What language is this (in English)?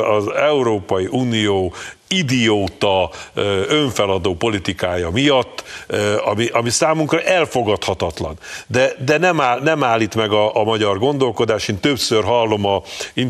Hungarian